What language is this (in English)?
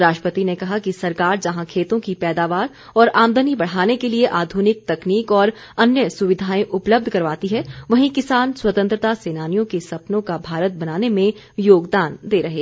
Hindi